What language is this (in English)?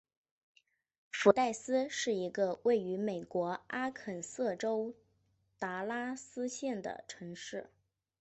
Chinese